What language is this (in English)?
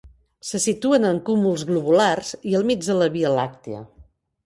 Catalan